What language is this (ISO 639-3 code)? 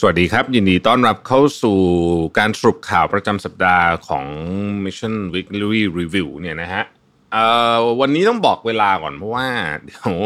tha